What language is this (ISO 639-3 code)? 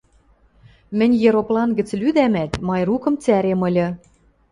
mrj